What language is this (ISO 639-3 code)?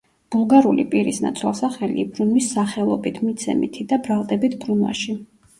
kat